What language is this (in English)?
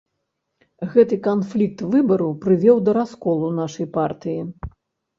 Belarusian